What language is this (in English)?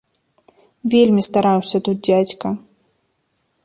Belarusian